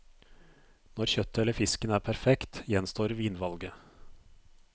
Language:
Norwegian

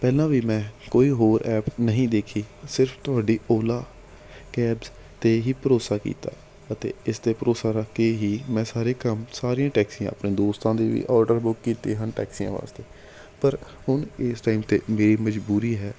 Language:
Punjabi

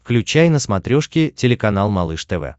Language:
Russian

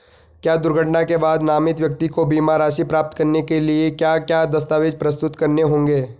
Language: Hindi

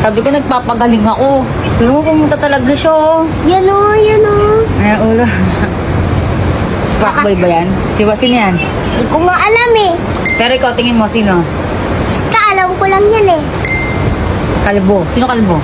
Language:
Filipino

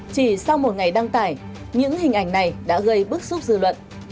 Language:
Vietnamese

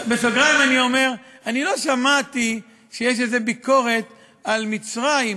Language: Hebrew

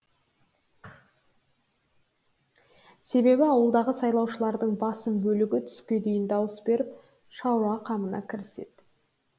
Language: Kazakh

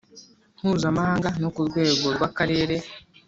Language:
Kinyarwanda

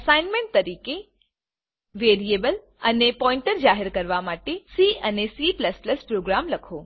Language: Gujarati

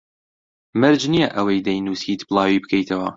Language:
Central Kurdish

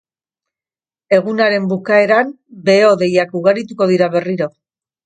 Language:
Basque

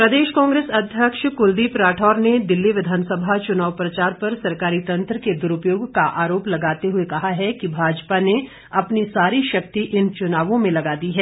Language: Hindi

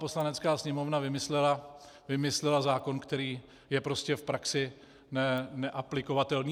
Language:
Czech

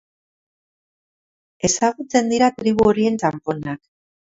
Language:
Basque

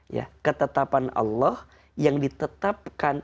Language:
Indonesian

